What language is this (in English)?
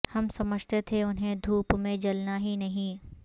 Urdu